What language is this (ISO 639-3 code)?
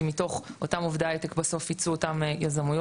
heb